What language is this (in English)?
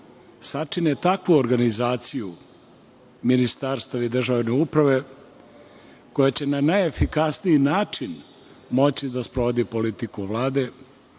Serbian